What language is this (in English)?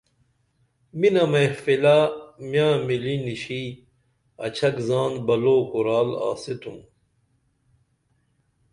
Dameli